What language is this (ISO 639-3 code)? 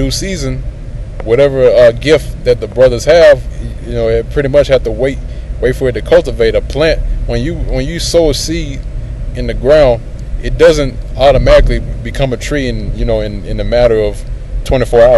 eng